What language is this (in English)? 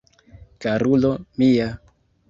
Esperanto